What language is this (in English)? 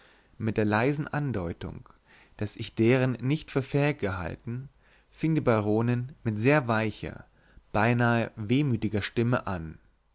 German